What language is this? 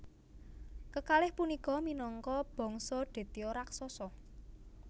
Javanese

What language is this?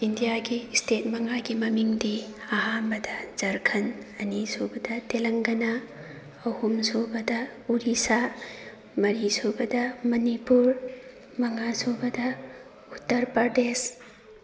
Manipuri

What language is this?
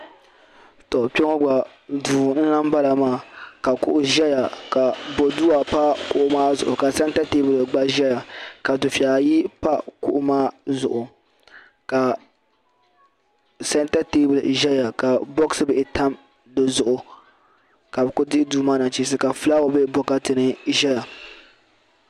Dagbani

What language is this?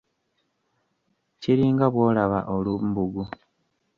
Ganda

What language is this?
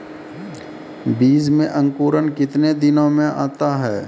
Maithili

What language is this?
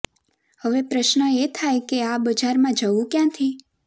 Gujarati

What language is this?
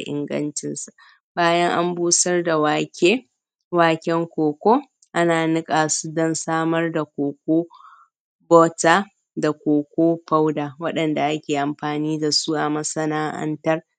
Hausa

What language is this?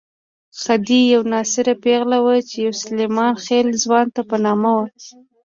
Pashto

